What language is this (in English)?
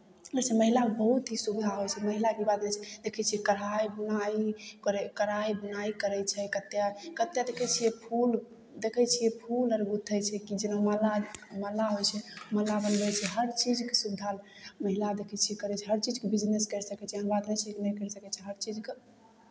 Maithili